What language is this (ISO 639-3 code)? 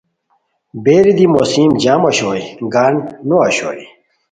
khw